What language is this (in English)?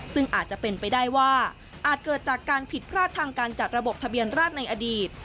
Thai